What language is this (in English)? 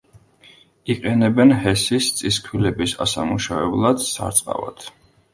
Georgian